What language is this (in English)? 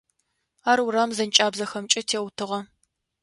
Adyghe